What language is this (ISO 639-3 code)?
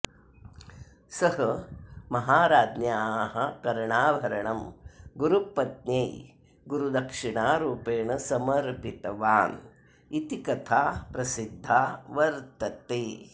san